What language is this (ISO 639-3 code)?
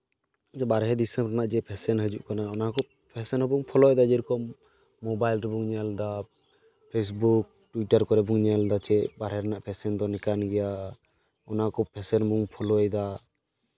sat